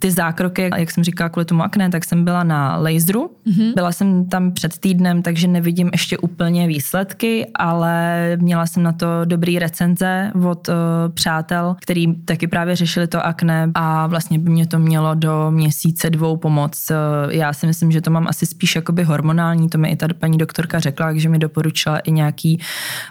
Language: Czech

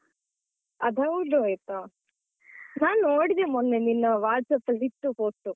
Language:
Kannada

